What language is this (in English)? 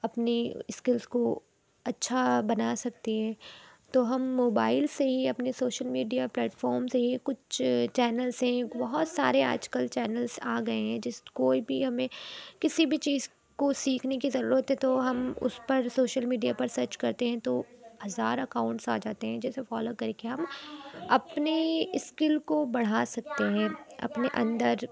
Urdu